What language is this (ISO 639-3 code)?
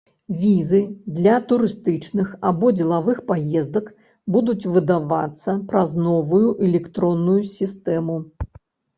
bel